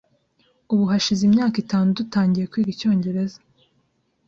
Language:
Kinyarwanda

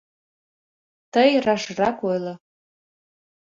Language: Mari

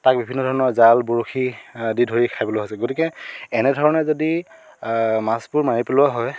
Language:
Assamese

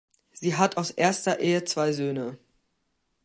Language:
German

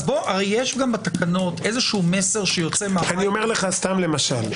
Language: Hebrew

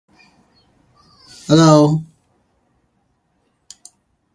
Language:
Divehi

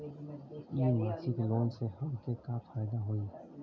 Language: Bhojpuri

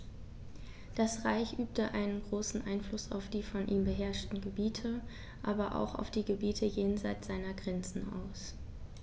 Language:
German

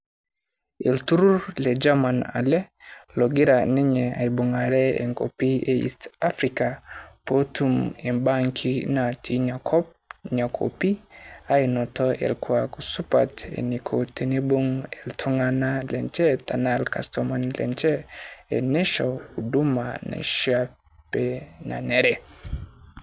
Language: Masai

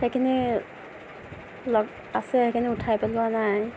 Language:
Assamese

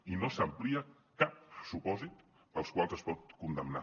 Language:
Catalan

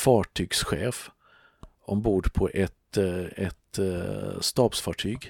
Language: Swedish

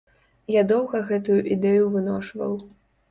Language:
Belarusian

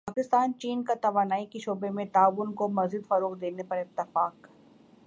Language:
Urdu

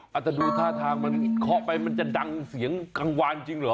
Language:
Thai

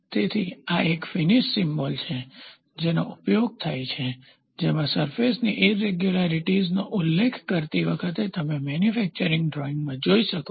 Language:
Gujarati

